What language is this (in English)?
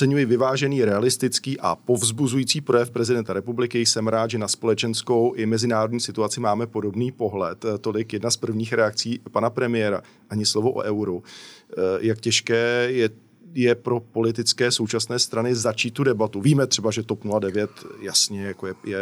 Czech